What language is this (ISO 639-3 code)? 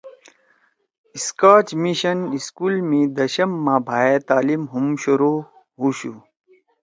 trw